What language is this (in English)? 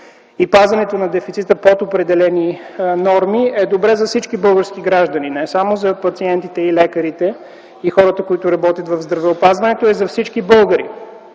Bulgarian